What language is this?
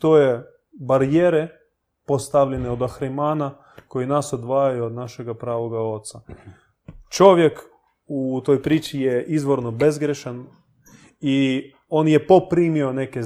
Croatian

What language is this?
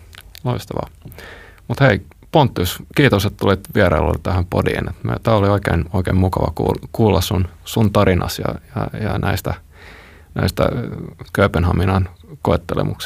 Finnish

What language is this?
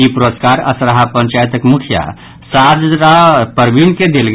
Maithili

